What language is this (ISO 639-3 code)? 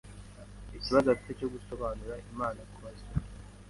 kin